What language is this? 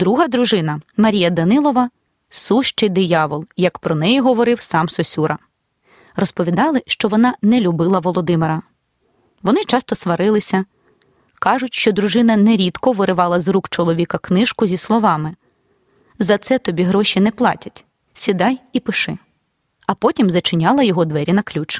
Ukrainian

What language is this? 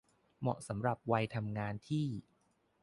Thai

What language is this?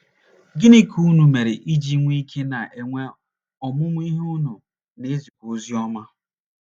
Igbo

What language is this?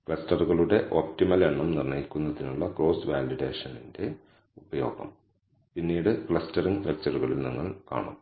Malayalam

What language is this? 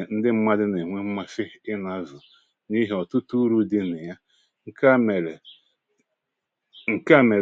Igbo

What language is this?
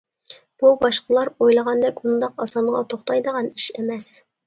Uyghur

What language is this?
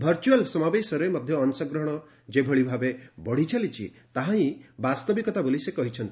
Odia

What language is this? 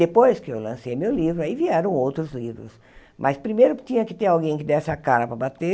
Portuguese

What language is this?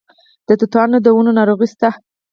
Pashto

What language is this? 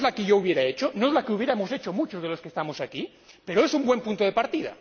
Spanish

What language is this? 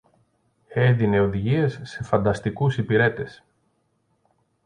Greek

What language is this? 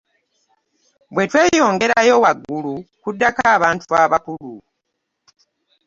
Ganda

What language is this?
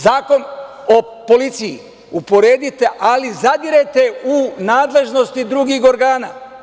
Serbian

